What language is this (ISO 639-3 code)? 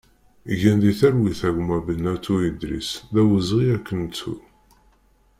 kab